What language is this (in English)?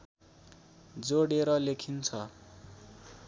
Nepali